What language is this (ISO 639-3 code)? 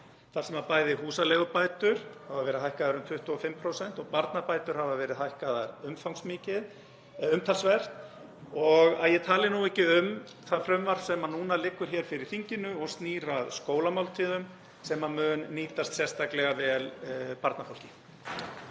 isl